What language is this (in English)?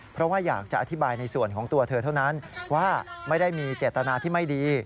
Thai